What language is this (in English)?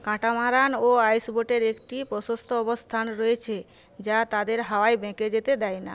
Bangla